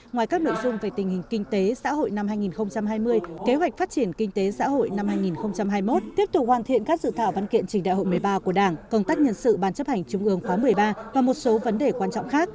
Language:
Vietnamese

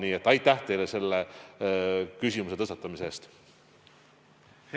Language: Estonian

